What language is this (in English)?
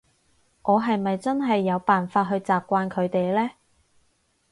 Cantonese